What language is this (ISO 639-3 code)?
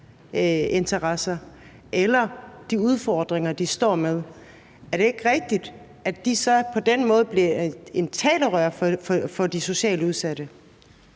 dan